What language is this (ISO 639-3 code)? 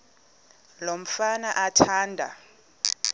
xho